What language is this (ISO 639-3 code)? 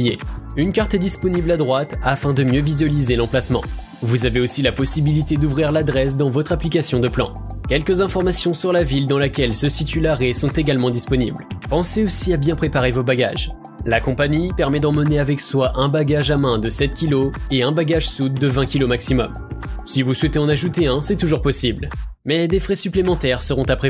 fra